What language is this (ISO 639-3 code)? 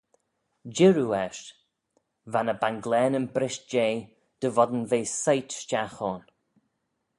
glv